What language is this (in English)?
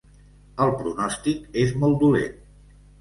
Catalan